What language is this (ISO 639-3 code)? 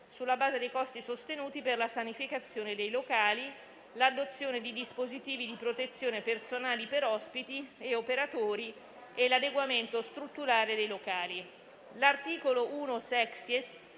ita